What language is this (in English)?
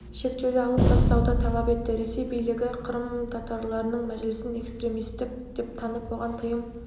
Kazakh